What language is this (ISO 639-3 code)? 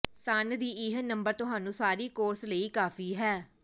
pan